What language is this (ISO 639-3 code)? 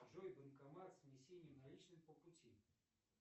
rus